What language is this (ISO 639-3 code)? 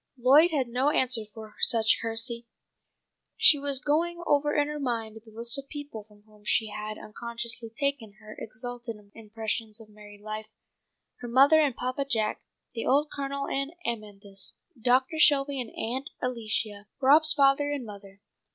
eng